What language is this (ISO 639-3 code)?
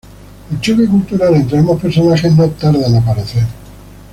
spa